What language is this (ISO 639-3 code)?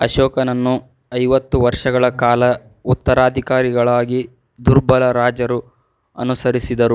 kan